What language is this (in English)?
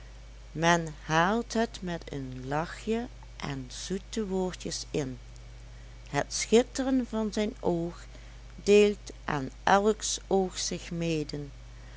Dutch